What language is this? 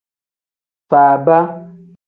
Tem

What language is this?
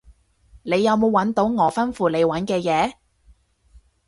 Cantonese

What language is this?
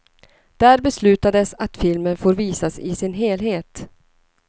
Swedish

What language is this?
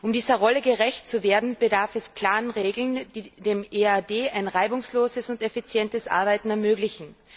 German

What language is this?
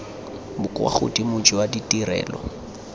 Tswana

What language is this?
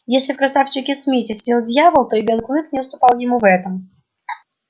Russian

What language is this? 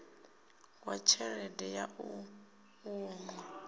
Venda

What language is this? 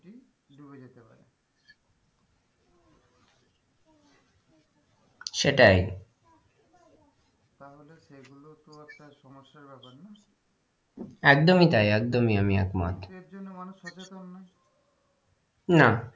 Bangla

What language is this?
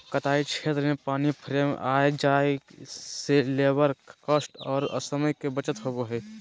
Magahi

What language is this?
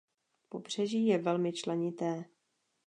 Czech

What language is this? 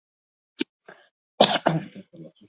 Basque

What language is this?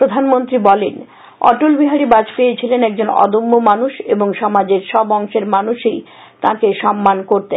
Bangla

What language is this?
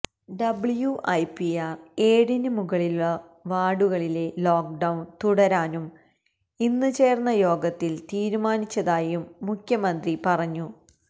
Malayalam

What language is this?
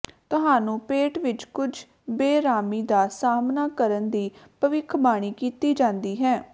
Punjabi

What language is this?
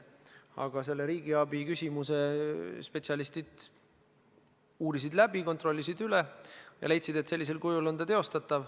Estonian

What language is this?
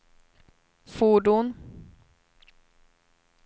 Swedish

